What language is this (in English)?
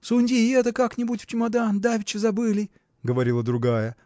Russian